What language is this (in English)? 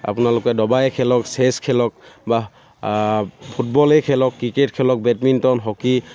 Assamese